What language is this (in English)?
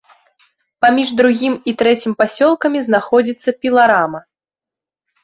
Belarusian